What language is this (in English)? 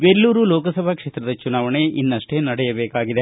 Kannada